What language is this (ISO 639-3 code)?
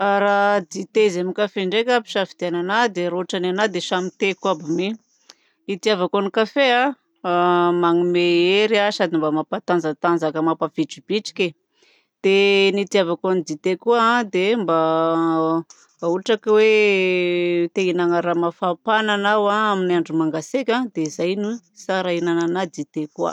bzc